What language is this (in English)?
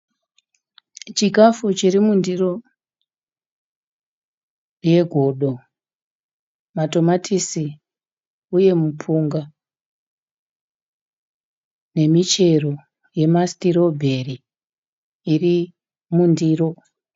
Shona